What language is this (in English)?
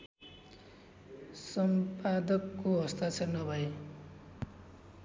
Nepali